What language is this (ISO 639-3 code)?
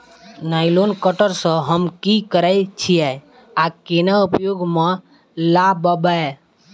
mai